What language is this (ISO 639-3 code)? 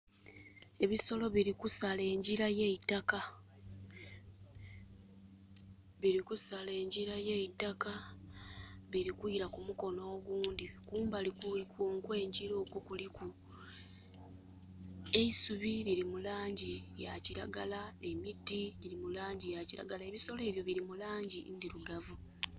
xog